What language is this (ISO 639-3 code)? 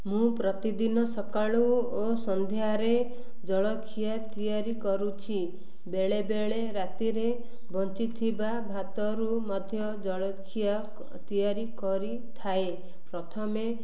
ori